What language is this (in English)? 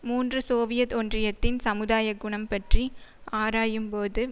Tamil